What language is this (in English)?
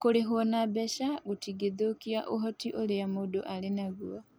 Kikuyu